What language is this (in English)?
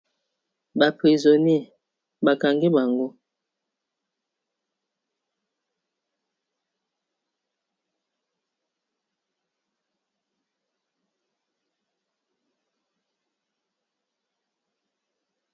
Lingala